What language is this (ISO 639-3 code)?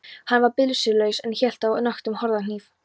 isl